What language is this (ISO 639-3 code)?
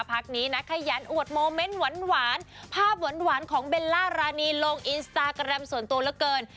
tha